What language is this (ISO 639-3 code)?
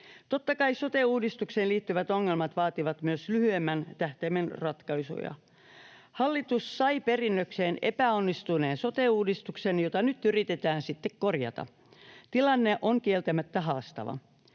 fin